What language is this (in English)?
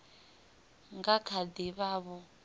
Venda